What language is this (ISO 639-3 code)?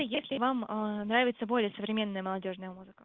rus